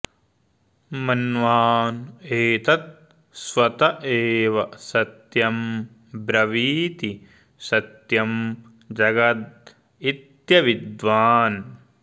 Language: Sanskrit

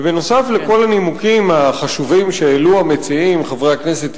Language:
Hebrew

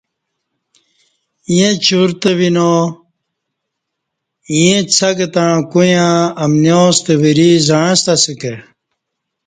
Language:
Kati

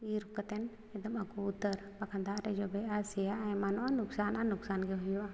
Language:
Santali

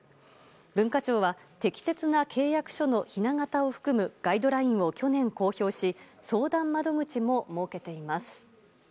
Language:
Japanese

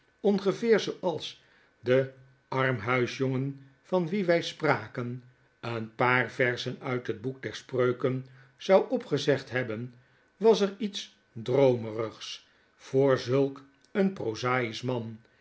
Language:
Dutch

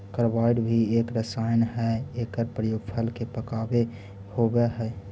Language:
Magahi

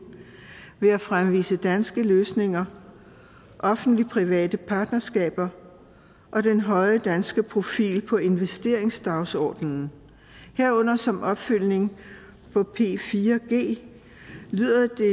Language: Danish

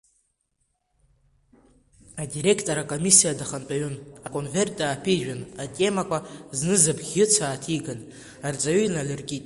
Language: Abkhazian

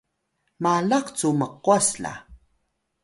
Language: Atayal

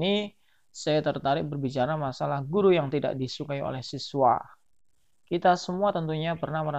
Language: Indonesian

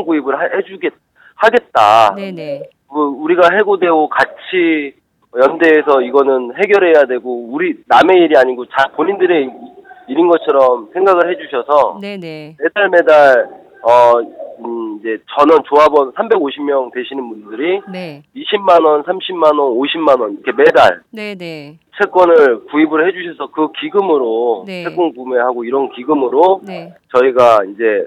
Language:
Korean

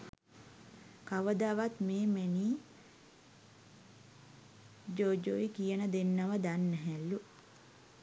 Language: Sinhala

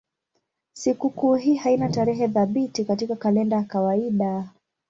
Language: Swahili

